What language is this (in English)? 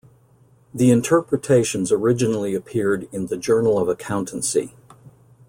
English